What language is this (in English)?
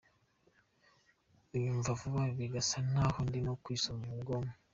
Kinyarwanda